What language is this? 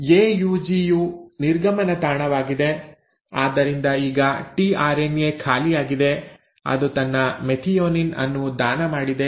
Kannada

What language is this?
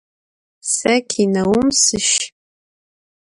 Adyghe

